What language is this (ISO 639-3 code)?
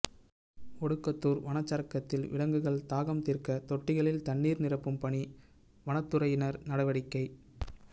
tam